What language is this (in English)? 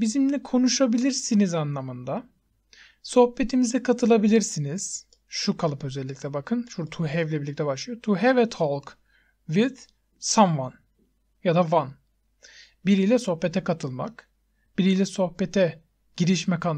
Turkish